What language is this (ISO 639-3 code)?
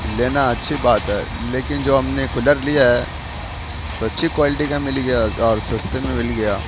urd